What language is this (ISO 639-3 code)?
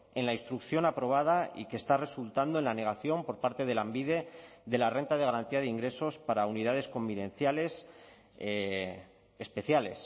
spa